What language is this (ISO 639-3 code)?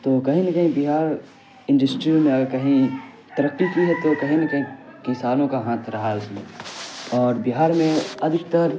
urd